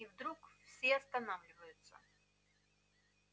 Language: Russian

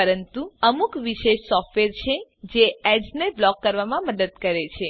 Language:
Gujarati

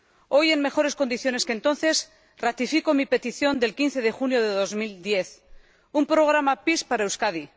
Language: Spanish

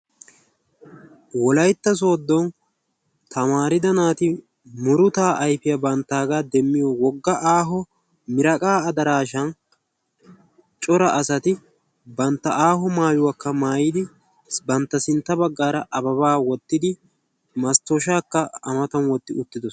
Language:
Wolaytta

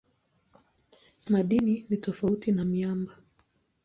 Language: Swahili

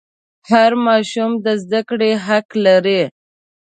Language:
Pashto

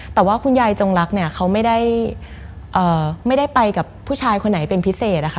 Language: Thai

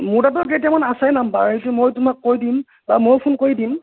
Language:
Assamese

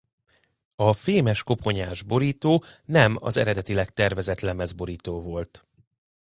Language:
Hungarian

